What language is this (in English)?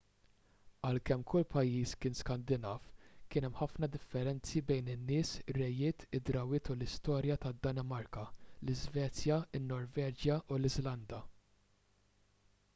Maltese